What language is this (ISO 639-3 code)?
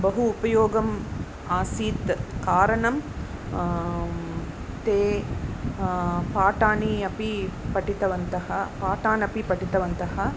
san